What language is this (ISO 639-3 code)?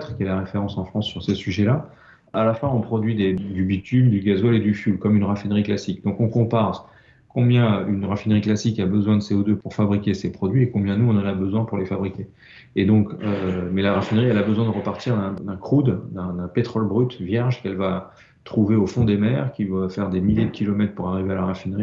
fra